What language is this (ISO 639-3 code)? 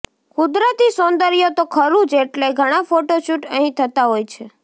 guj